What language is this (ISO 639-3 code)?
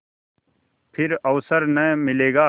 hin